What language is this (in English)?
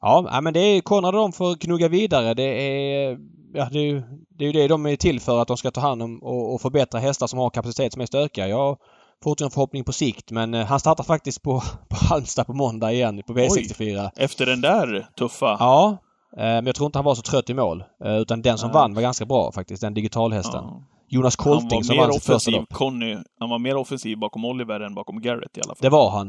Swedish